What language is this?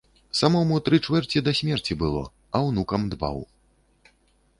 Belarusian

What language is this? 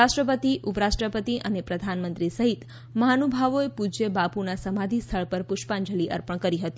Gujarati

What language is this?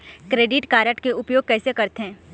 Chhattisgarhi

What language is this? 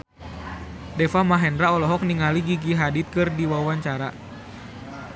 Sundanese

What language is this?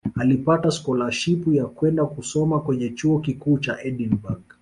Swahili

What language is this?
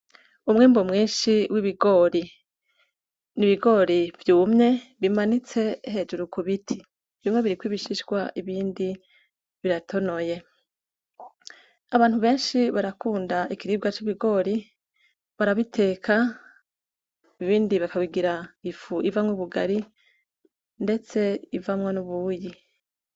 Rundi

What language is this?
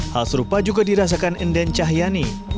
Indonesian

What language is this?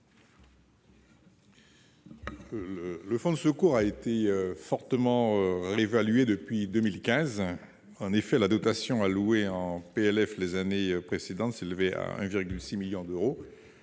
French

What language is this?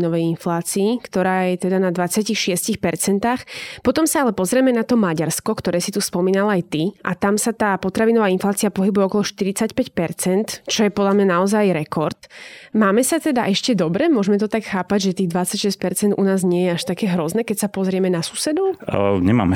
Slovak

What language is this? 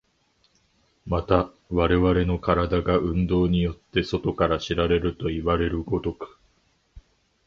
Japanese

